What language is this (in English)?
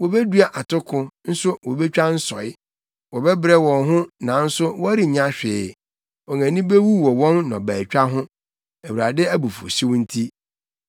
Akan